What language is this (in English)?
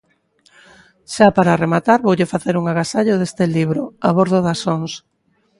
Galician